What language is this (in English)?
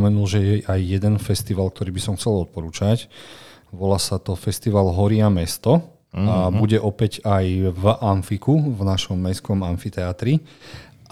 Slovak